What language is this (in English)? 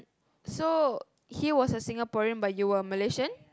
English